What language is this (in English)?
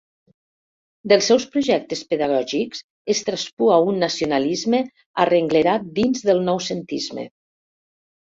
Catalan